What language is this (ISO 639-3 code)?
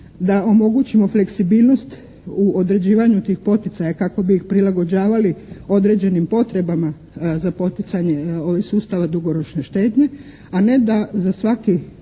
hrv